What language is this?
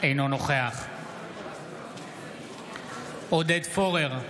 Hebrew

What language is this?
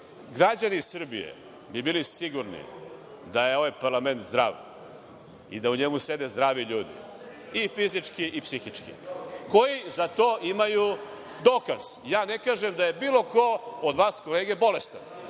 Serbian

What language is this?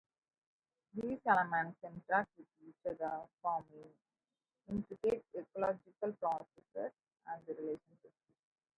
English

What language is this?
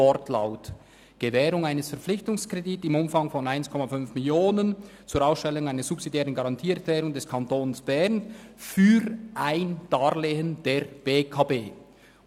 Swiss German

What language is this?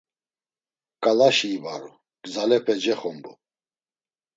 Laz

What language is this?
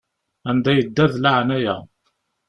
Kabyle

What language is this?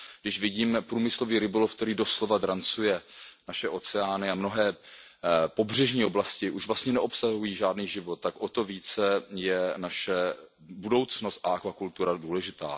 Czech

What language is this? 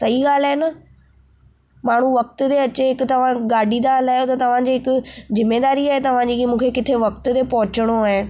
Sindhi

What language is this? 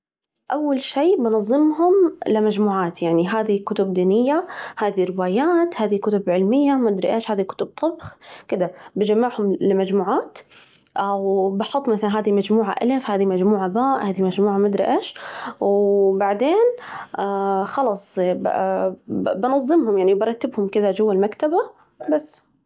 Najdi Arabic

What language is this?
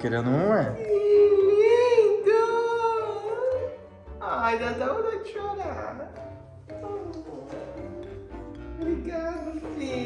Portuguese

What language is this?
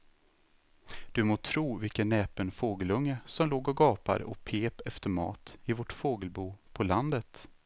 Swedish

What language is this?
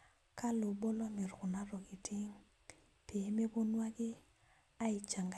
Masai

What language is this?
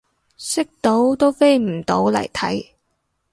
Cantonese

